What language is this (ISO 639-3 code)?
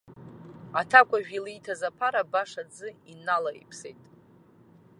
abk